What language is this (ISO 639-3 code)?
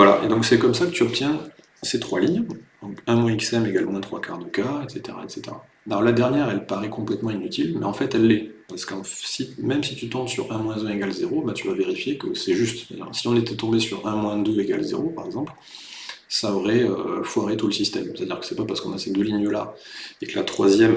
fra